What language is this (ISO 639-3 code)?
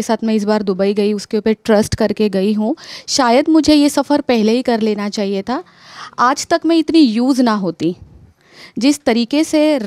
hin